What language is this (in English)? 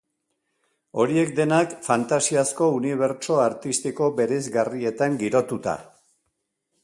Basque